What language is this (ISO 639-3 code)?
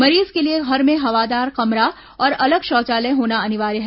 hin